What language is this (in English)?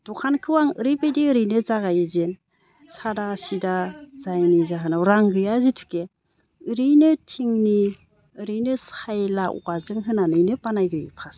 Bodo